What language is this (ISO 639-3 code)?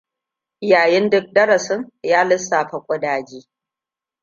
hau